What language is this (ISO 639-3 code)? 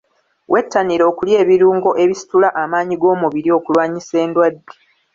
lug